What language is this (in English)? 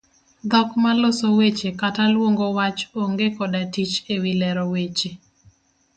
Luo (Kenya and Tanzania)